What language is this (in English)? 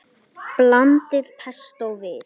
Icelandic